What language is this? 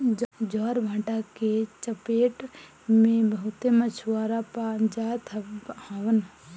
Bhojpuri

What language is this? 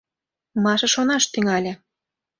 Mari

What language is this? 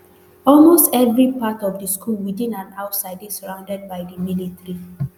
Nigerian Pidgin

